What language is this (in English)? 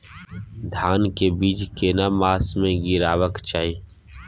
Maithili